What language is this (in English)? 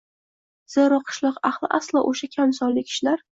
Uzbek